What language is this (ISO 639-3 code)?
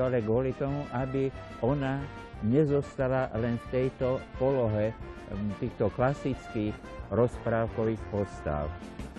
slk